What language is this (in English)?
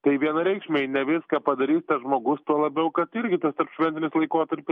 Lithuanian